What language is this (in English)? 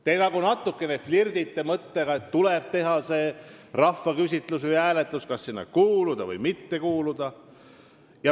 Estonian